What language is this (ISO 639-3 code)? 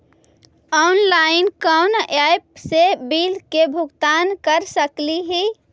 mag